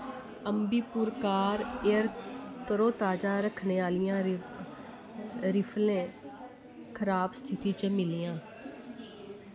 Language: Dogri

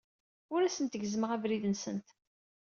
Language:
Kabyle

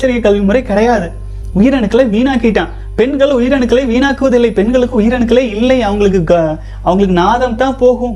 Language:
Tamil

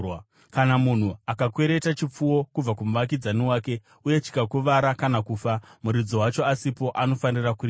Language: Shona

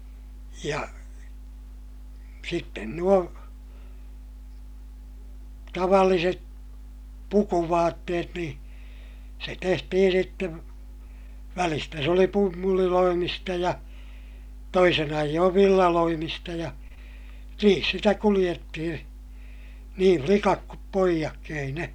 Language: Finnish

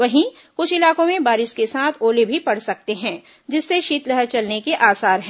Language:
Hindi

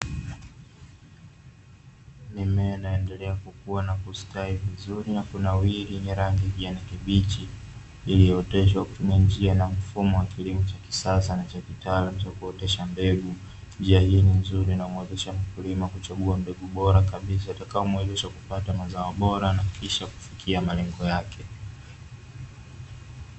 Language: Swahili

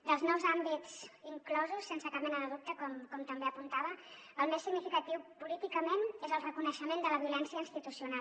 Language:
Catalan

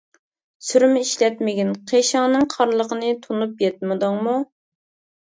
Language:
Uyghur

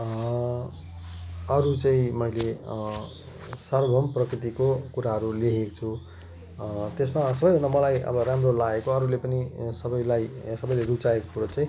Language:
Nepali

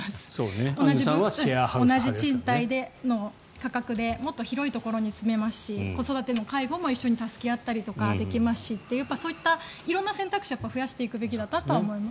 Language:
Japanese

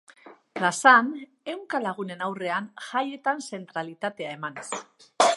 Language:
Basque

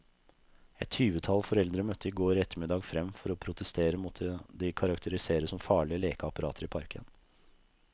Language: Norwegian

